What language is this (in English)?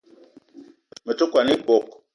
Eton (Cameroon)